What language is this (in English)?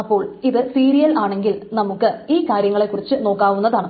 Malayalam